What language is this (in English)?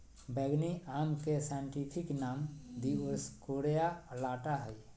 Magahi